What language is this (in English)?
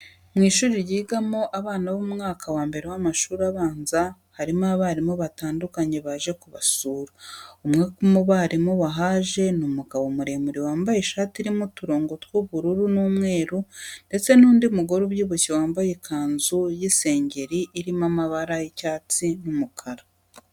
Kinyarwanda